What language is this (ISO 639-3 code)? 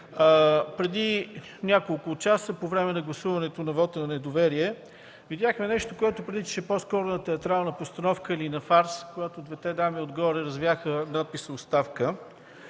bul